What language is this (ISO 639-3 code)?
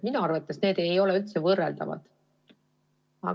est